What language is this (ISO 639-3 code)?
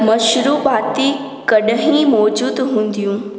snd